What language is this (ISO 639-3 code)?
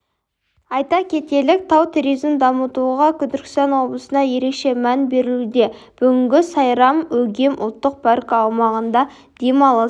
kaz